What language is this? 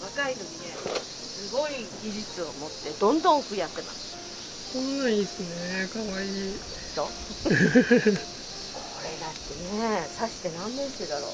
Japanese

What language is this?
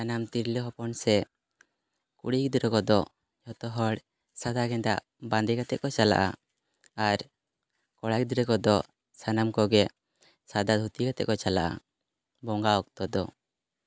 Santali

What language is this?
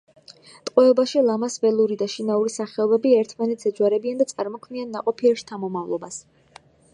Georgian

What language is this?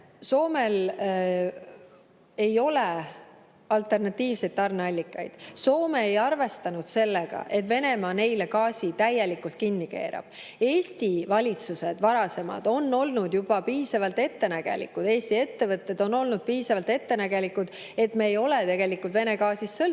Estonian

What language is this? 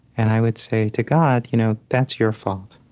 English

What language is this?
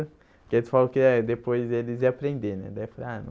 Portuguese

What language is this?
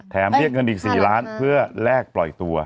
Thai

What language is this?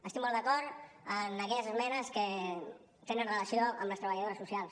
Catalan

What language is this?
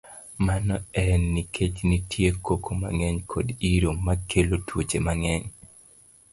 Luo (Kenya and Tanzania)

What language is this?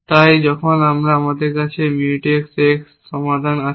Bangla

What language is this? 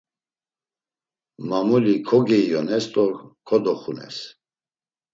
Laz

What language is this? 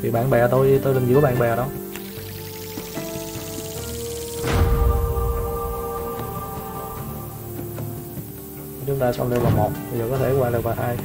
Vietnamese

